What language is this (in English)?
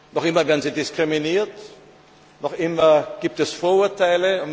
German